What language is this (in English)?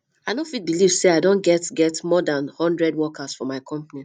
Nigerian Pidgin